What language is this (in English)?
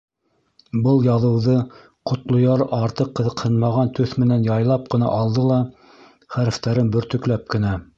Bashkir